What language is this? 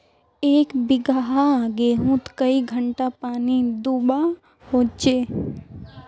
Magahi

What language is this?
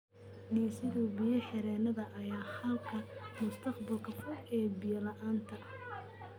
Somali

